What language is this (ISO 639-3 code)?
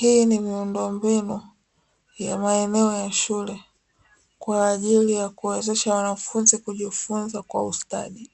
swa